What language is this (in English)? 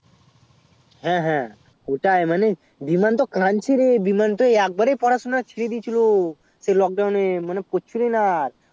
Bangla